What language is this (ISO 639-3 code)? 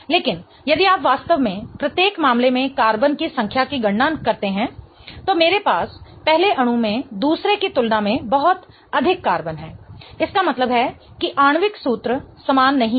hin